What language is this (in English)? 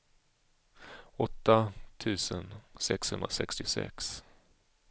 Swedish